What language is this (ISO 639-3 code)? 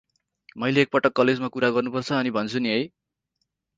nep